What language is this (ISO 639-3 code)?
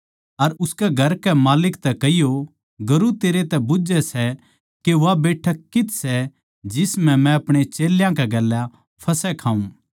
bgc